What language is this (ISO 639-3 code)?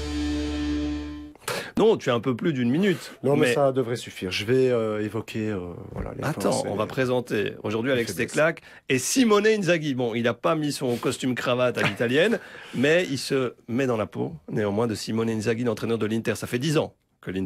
fra